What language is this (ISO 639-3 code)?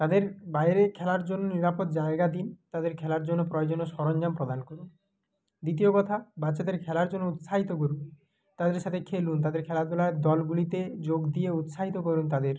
ben